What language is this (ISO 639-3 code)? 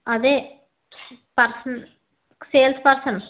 tel